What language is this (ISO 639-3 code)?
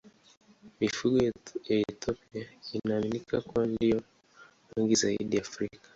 swa